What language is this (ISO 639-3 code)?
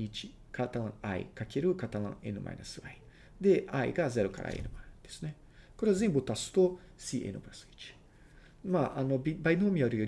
jpn